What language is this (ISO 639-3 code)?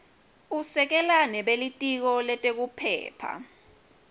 ssw